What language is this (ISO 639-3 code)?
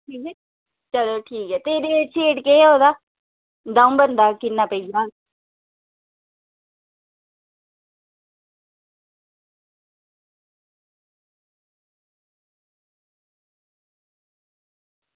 doi